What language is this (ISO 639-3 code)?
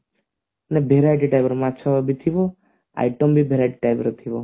ori